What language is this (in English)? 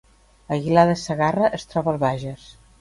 Catalan